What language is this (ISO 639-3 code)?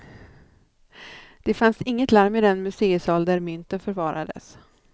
swe